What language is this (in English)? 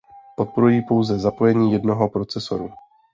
Czech